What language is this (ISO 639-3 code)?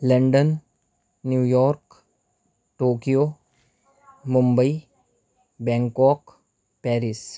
urd